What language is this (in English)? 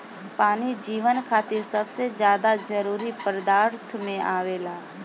Bhojpuri